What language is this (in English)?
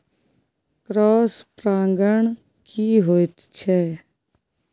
Maithili